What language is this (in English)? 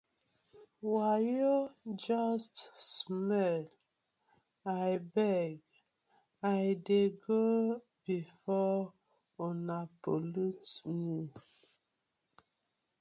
Nigerian Pidgin